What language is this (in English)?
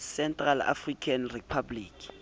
Southern Sotho